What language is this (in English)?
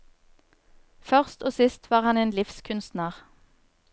Norwegian